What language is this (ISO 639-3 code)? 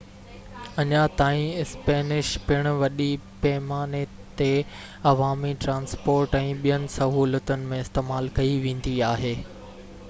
snd